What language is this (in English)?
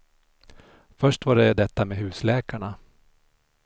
Swedish